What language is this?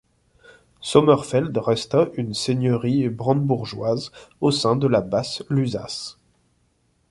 French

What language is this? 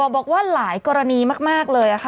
Thai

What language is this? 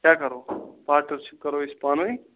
Kashmiri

